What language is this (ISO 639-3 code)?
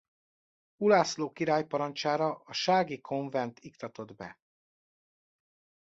hun